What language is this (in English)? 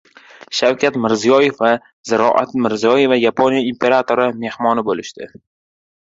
Uzbek